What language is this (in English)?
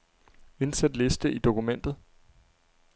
Danish